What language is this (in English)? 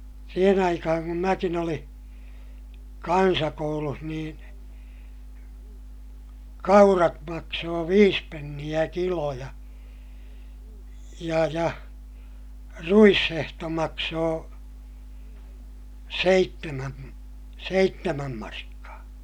Finnish